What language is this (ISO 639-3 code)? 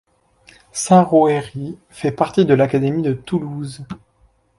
fra